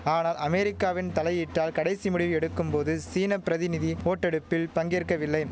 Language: Tamil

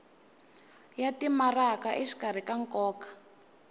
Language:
Tsonga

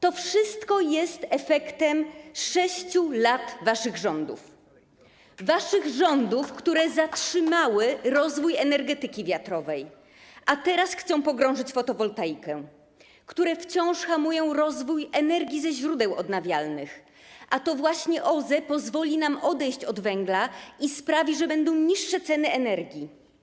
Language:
Polish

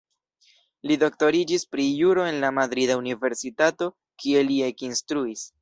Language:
Esperanto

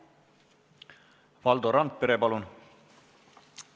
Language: Estonian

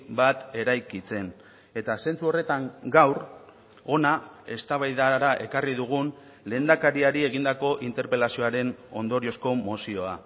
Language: Basque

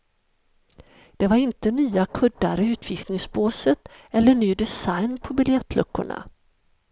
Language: Swedish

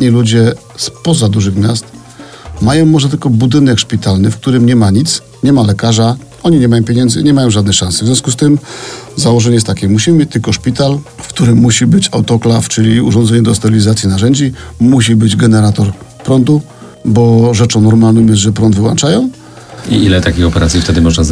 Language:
Polish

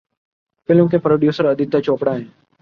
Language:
Urdu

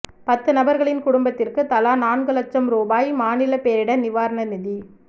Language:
Tamil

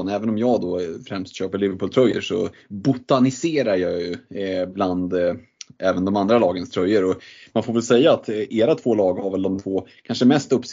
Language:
Swedish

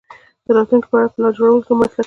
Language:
Pashto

